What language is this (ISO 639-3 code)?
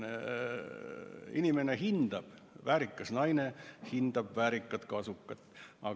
est